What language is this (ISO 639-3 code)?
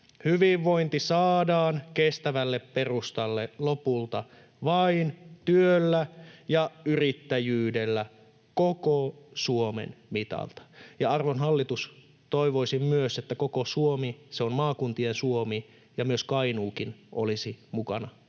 fin